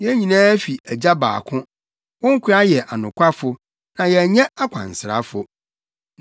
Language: Akan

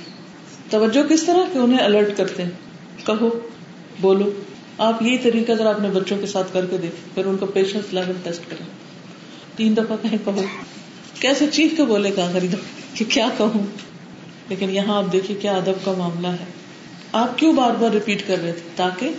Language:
Urdu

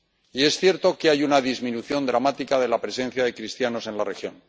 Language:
Spanish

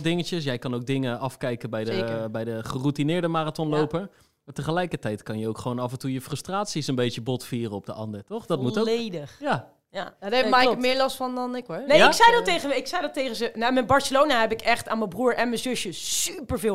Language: Dutch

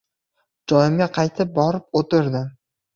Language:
Uzbek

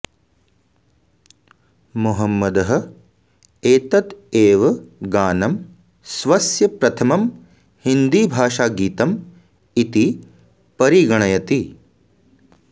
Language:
Sanskrit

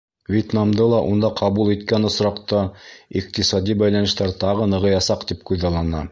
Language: Bashkir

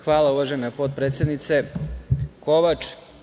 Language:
Serbian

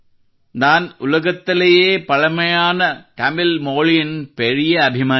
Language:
Kannada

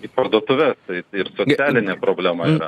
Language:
Lithuanian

